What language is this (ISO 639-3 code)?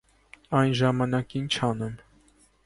hye